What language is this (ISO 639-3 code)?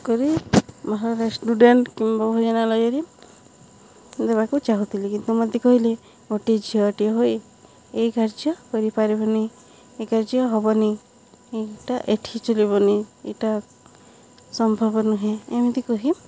ori